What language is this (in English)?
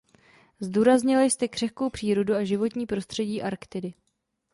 Czech